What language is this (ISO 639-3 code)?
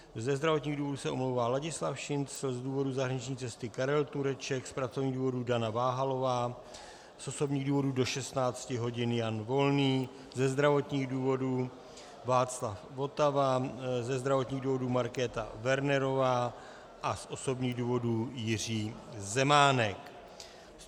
ces